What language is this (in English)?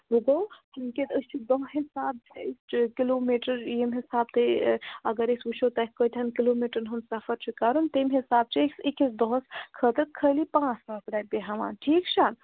Kashmiri